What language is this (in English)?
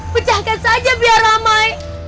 Indonesian